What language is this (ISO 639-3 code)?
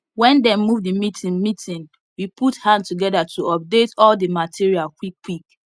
pcm